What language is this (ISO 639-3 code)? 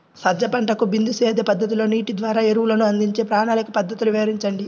tel